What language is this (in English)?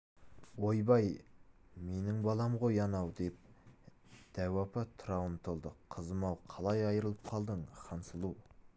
Kazakh